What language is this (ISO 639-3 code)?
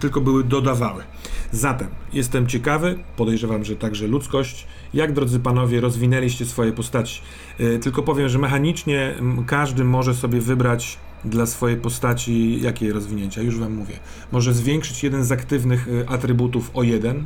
pol